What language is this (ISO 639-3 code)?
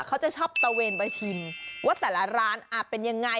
tha